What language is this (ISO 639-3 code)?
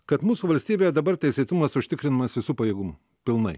lit